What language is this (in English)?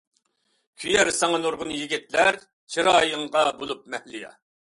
Uyghur